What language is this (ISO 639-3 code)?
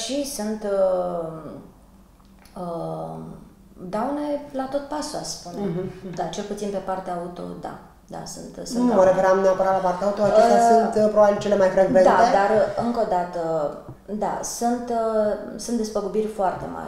ron